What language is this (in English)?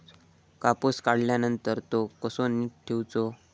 Marathi